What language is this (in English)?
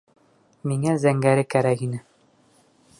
Bashkir